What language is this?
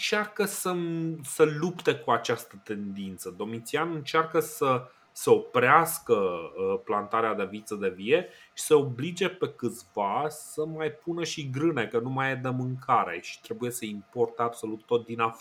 Romanian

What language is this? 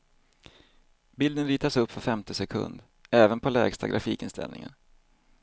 Swedish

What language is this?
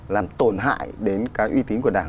Vietnamese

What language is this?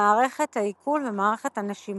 Hebrew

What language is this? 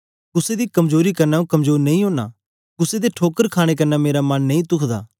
Dogri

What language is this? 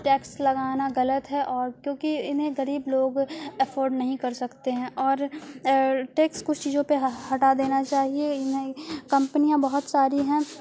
Urdu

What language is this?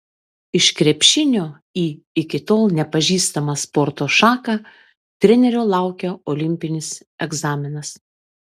Lithuanian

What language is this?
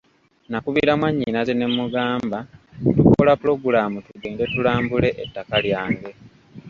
Ganda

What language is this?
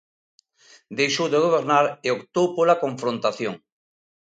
Galician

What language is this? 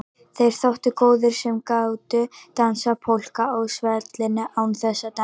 Icelandic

